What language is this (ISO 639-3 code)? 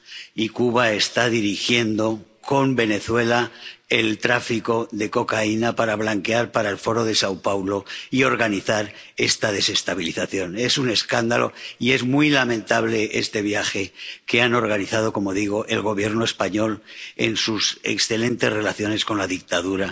spa